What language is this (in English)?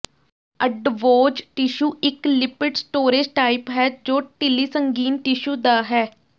Punjabi